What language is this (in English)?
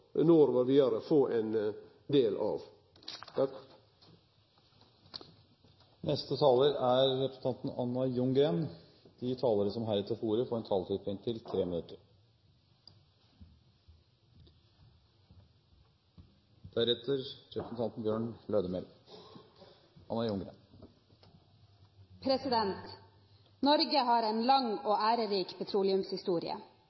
Norwegian